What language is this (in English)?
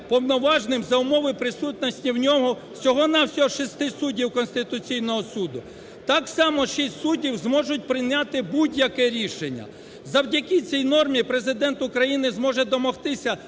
Ukrainian